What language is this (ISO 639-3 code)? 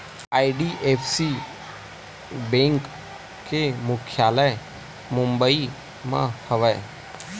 hne